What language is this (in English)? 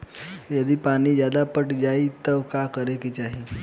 Bhojpuri